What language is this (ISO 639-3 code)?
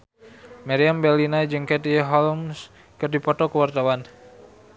sun